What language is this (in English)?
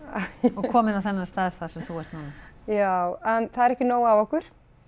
Icelandic